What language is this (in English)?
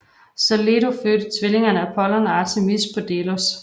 Danish